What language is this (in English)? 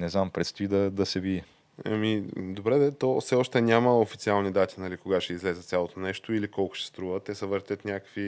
Bulgarian